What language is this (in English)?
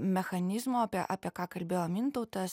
Lithuanian